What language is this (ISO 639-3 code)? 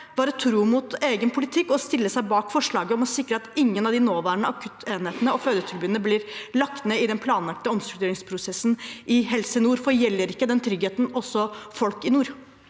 nor